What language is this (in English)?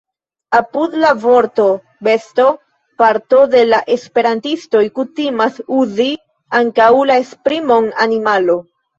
Esperanto